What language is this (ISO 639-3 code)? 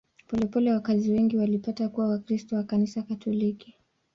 swa